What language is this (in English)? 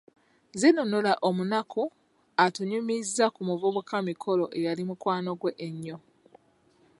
Ganda